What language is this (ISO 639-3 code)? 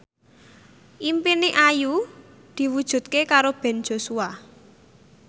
jav